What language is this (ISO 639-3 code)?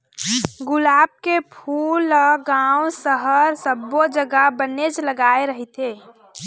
hne